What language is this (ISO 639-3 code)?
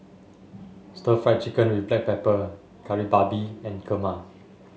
eng